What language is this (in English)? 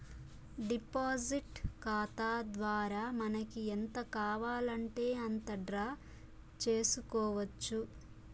Telugu